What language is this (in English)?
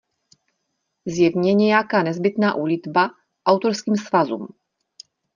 Czech